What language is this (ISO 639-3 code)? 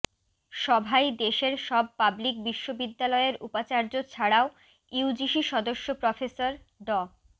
ben